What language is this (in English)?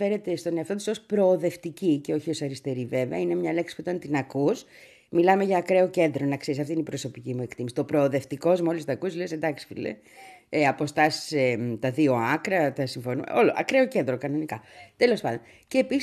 Greek